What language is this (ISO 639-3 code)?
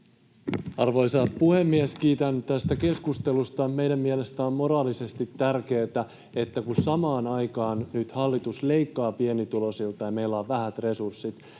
fin